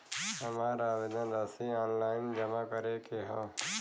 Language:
Bhojpuri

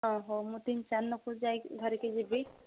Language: Odia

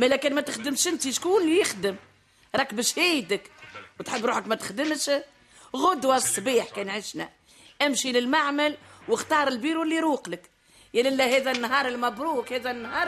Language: Arabic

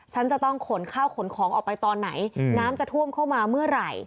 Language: Thai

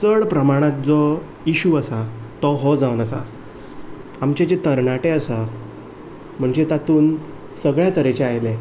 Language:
Konkani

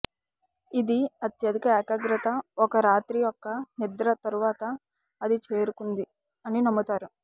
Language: Telugu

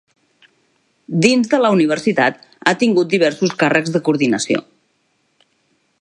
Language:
Catalan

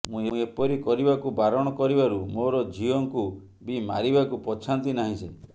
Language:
Odia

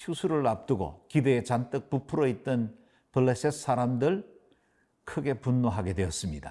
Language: Korean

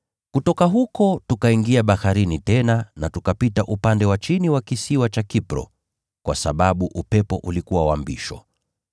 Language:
Swahili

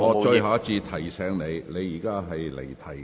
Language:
Cantonese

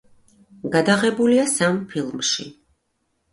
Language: Georgian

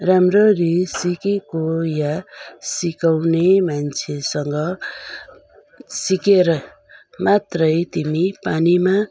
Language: Nepali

